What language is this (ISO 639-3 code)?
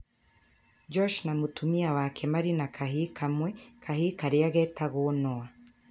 kik